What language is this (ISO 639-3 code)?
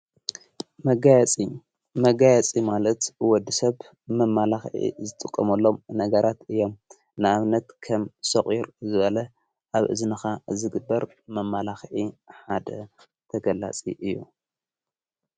tir